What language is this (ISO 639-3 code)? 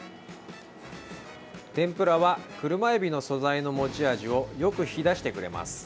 jpn